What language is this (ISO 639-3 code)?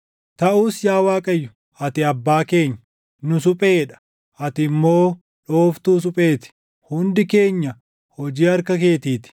orm